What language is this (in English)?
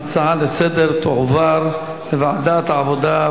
Hebrew